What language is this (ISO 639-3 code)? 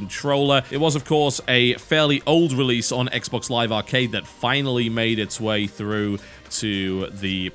eng